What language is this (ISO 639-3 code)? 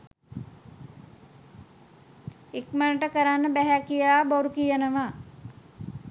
sin